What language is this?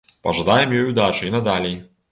Belarusian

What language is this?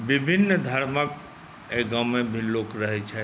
Maithili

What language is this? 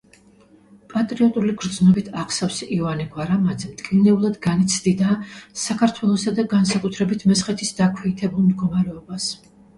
Georgian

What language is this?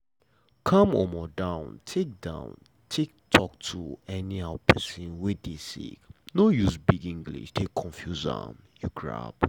Nigerian Pidgin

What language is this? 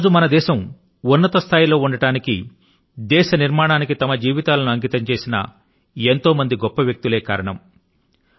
Telugu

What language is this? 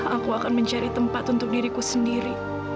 Indonesian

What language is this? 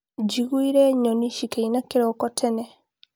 Kikuyu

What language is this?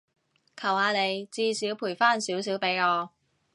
Cantonese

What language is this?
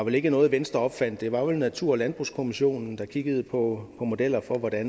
Danish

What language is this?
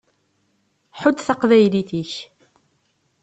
Kabyle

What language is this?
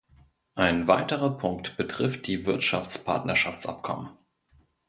German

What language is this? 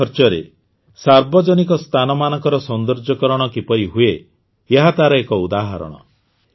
Odia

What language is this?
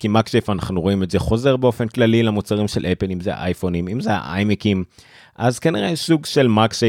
Hebrew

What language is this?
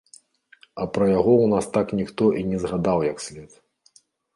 Belarusian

